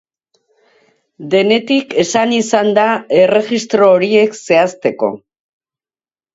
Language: Basque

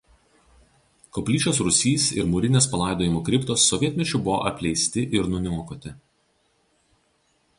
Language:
Lithuanian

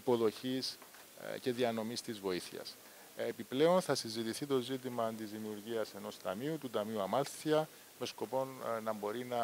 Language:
Greek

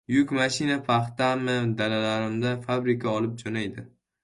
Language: Uzbek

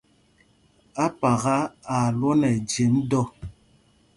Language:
Mpumpong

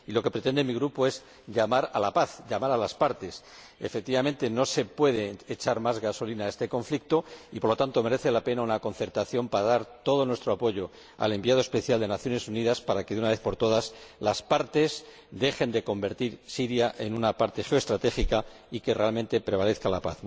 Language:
Spanish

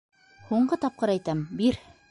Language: Bashkir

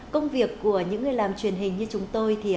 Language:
Vietnamese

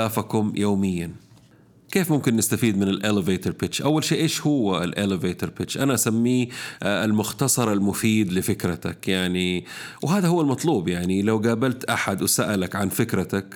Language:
Arabic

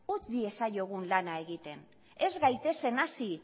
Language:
Basque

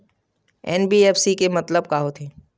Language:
Chhattisgarhi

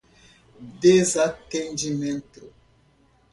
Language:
Portuguese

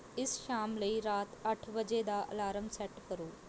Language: Punjabi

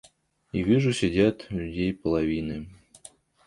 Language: Russian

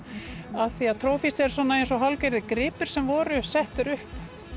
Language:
Icelandic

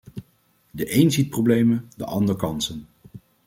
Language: Dutch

